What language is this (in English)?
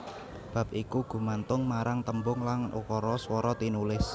Javanese